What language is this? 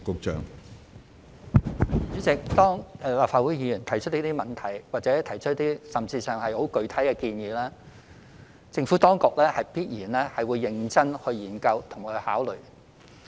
Cantonese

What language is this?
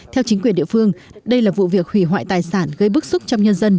Vietnamese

